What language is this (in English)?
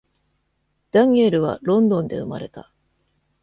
Japanese